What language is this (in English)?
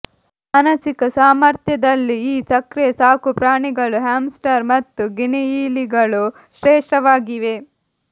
Kannada